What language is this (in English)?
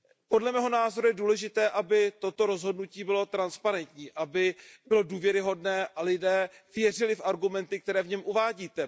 Czech